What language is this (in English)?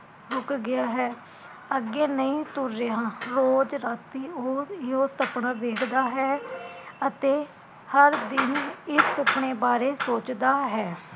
Punjabi